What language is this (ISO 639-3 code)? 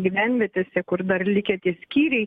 lit